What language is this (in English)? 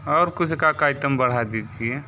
Hindi